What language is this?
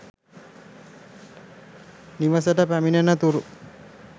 Sinhala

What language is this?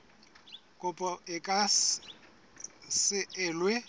Southern Sotho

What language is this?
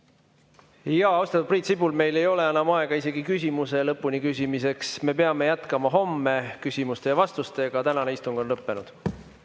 Estonian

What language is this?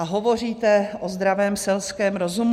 Czech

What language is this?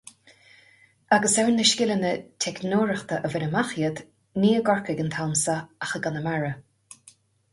Irish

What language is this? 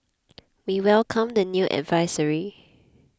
English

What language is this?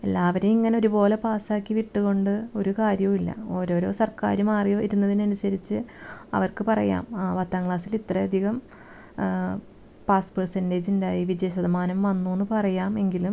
Malayalam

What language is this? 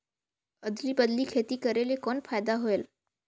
Chhattisgarhi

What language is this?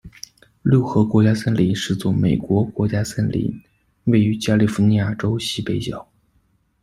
Chinese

